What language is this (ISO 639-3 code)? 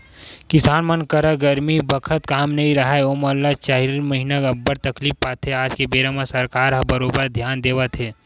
hne